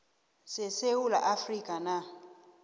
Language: South Ndebele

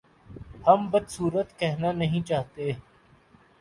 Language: Urdu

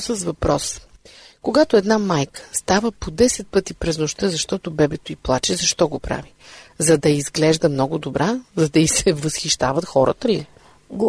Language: Bulgarian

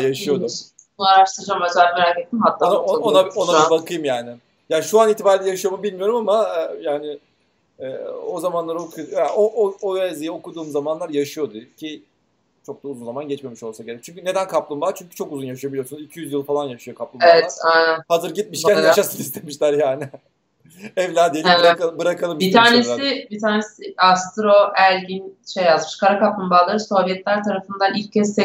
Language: Turkish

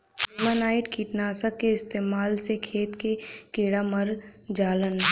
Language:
Bhojpuri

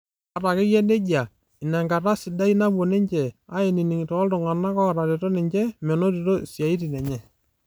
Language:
Masai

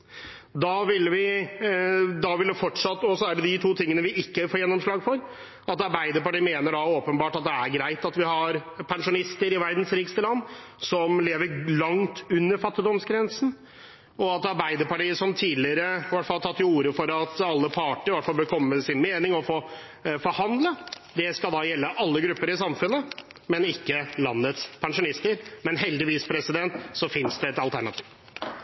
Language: Norwegian Bokmål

